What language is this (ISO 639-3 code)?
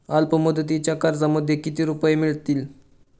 mar